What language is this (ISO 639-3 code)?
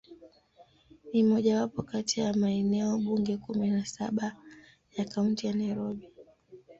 swa